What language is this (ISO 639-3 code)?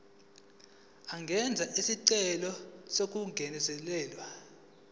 zul